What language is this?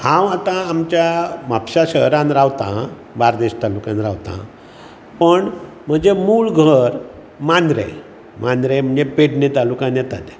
Konkani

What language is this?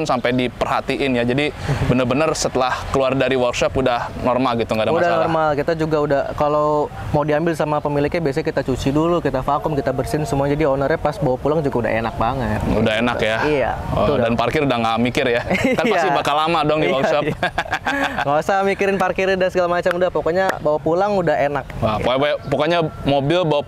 Indonesian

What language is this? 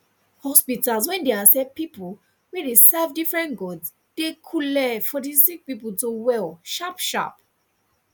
Nigerian Pidgin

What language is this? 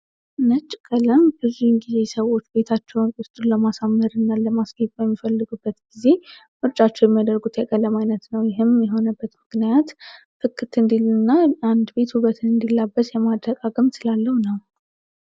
Amharic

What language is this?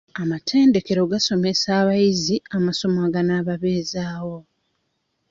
Ganda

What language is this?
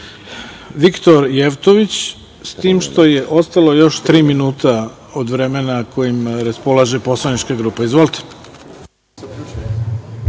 Serbian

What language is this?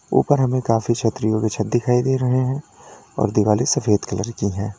Hindi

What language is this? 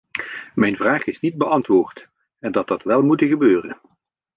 Dutch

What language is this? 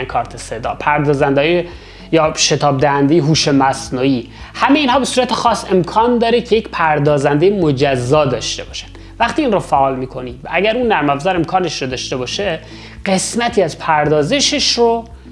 Persian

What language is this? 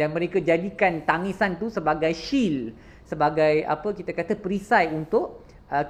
Malay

